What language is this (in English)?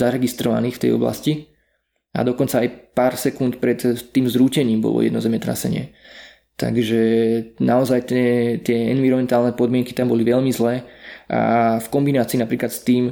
Slovak